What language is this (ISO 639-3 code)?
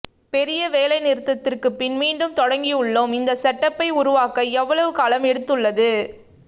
tam